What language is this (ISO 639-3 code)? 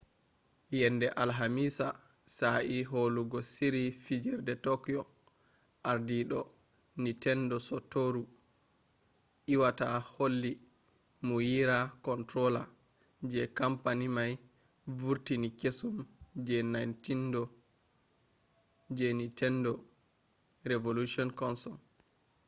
ful